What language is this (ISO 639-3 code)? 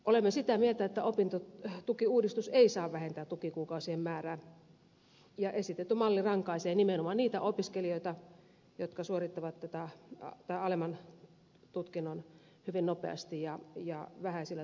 fin